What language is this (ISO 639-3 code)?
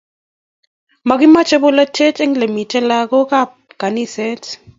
kln